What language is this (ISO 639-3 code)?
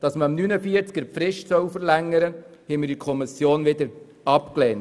gsw